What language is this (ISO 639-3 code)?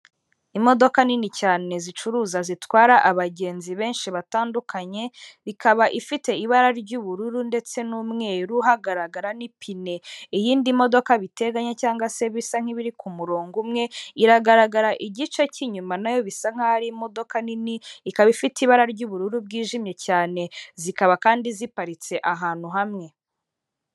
kin